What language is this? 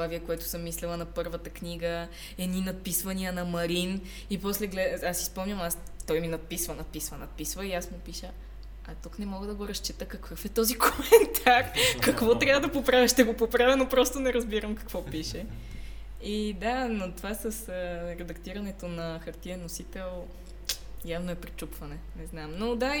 Bulgarian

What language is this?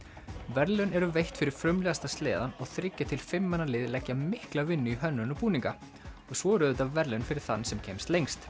Icelandic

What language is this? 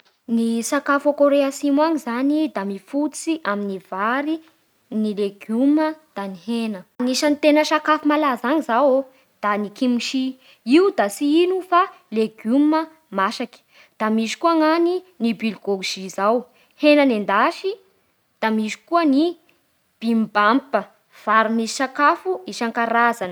Bara Malagasy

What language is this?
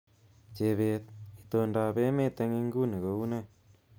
Kalenjin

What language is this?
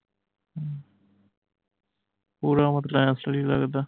Punjabi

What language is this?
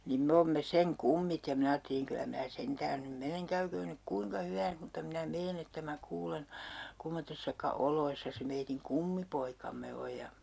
Finnish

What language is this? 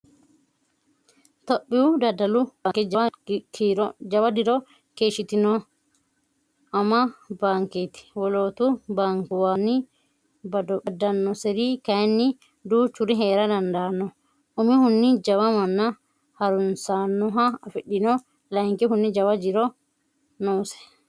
Sidamo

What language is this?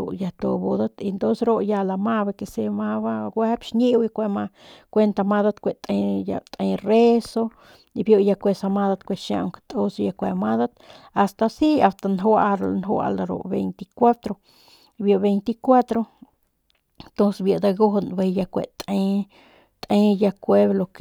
Northern Pame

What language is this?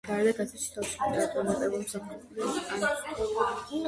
Georgian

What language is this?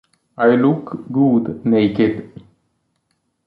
Italian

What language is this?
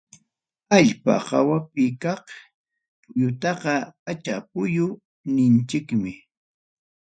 Ayacucho Quechua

